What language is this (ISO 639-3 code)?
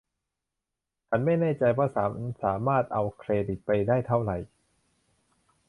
tha